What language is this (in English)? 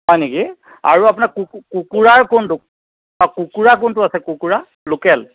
Assamese